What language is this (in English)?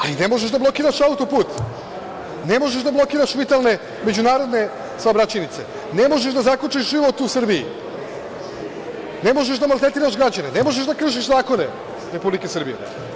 Serbian